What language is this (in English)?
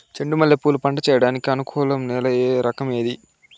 Telugu